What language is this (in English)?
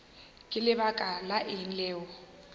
Northern Sotho